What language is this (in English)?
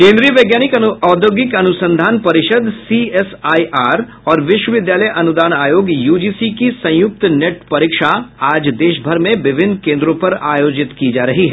Hindi